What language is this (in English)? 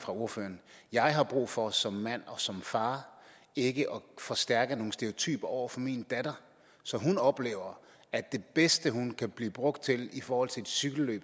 Danish